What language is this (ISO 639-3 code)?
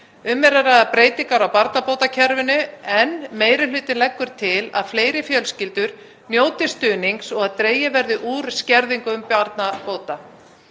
isl